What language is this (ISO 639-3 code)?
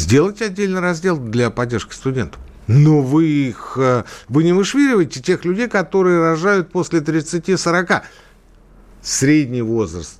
rus